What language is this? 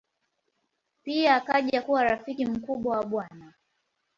Swahili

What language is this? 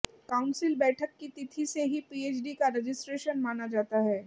Hindi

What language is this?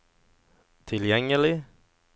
Norwegian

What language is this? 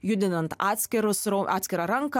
Lithuanian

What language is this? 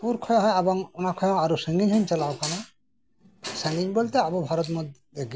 Santali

